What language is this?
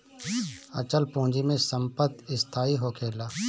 Bhojpuri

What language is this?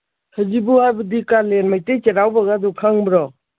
Manipuri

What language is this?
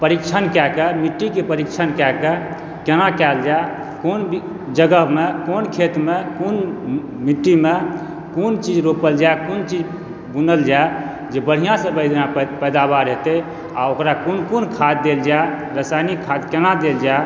Maithili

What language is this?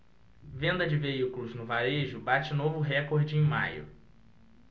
Portuguese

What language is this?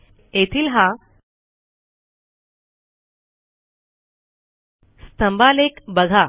Marathi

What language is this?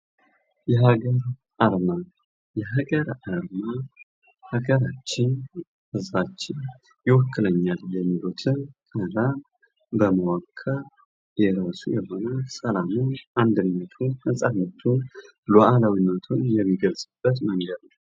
Amharic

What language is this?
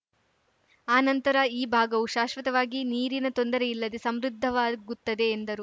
Kannada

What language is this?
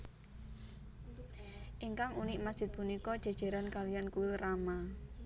Javanese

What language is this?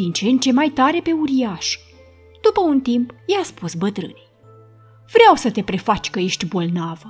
Romanian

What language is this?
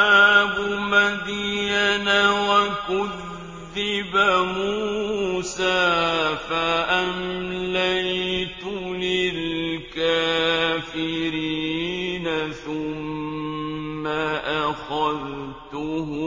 Arabic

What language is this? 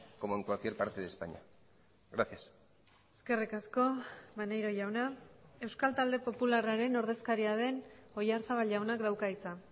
Basque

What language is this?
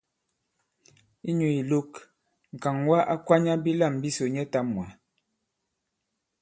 Bankon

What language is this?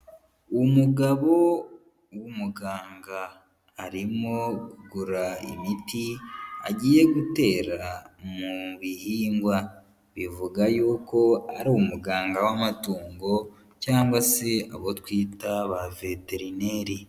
Kinyarwanda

